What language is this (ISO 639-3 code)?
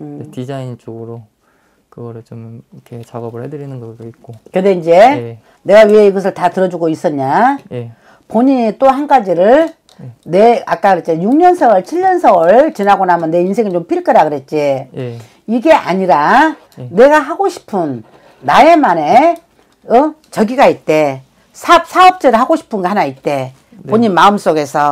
kor